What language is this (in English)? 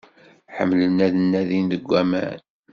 Kabyle